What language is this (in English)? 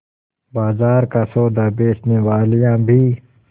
Hindi